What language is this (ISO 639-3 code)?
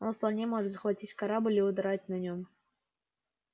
rus